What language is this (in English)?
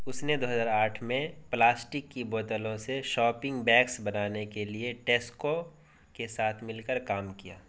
Urdu